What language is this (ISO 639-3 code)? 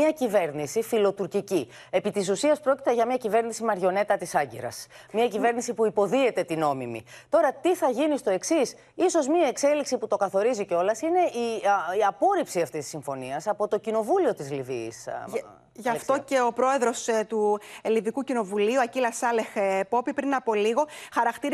ell